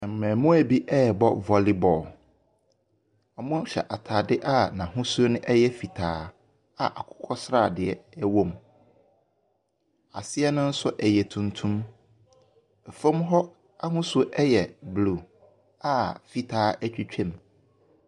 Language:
Akan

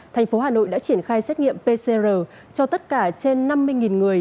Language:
Vietnamese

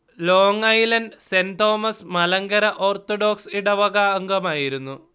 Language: Malayalam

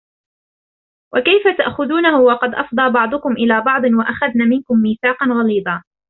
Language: Arabic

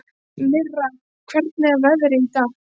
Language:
Icelandic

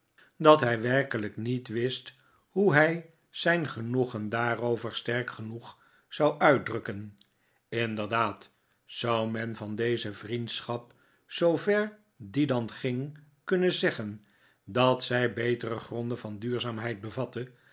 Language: Dutch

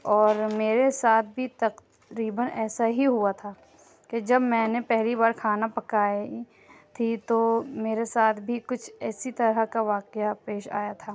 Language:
Urdu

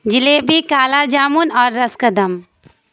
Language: Urdu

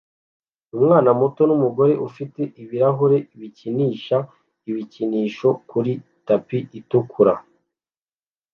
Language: Kinyarwanda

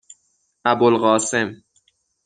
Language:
Persian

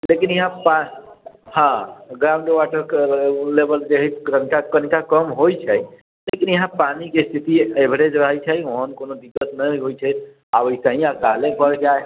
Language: Maithili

